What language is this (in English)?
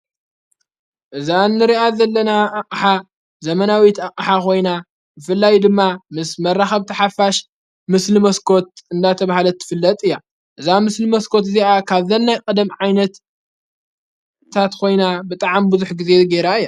Tigrinya